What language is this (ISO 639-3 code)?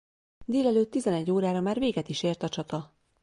hun